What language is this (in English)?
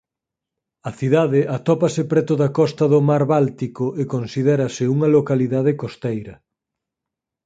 Galician